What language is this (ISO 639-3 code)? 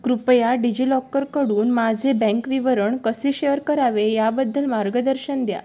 mar